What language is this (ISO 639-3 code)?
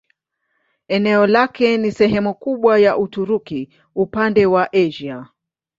swa